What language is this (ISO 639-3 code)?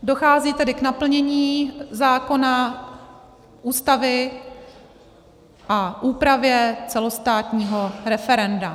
ces